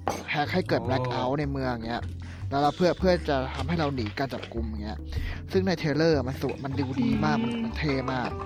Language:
Thai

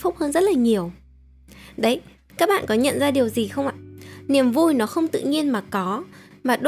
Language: Vietnamese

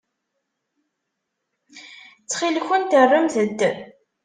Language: Kabyle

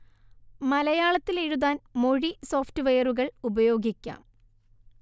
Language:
Malayalam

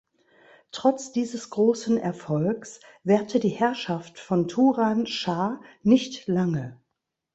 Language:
German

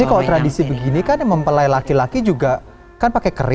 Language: Indonesian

